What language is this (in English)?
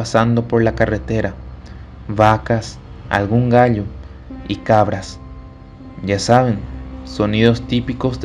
Spanish